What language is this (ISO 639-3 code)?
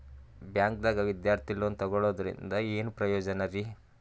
kan